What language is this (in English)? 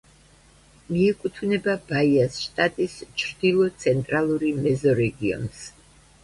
Georgian